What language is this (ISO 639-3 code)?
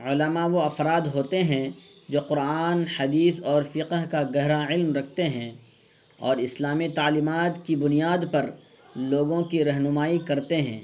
urd